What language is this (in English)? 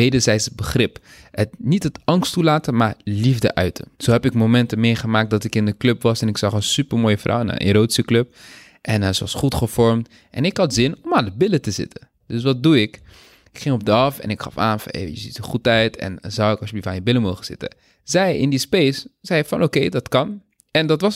Dutch